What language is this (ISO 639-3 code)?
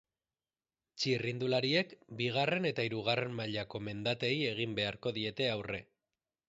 eus